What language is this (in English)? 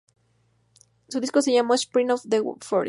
Spanish